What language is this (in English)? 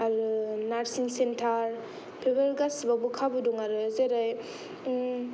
Bodo